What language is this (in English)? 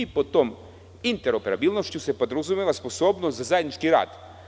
Serbian